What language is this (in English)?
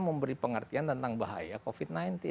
Indonesian